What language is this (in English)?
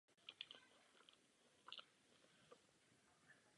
Czech